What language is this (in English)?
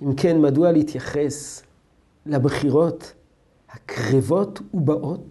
Hebrew